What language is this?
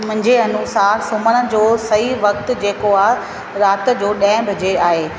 Sindhi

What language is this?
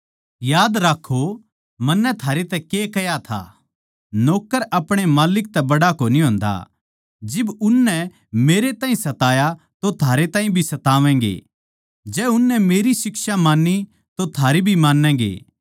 Haryanvi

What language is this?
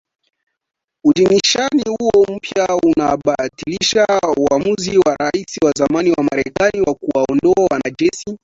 Swahili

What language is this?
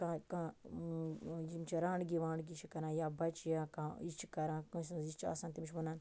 Kashmiri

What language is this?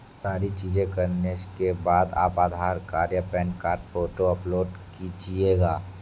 Hindi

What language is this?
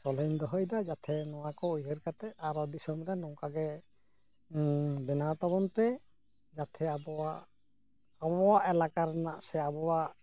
Santali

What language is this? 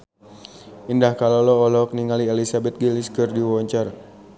Sundanese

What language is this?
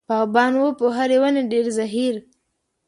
Pashto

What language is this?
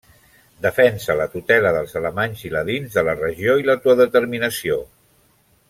Catalan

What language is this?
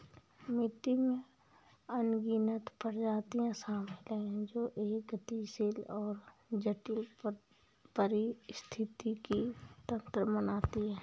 Hindi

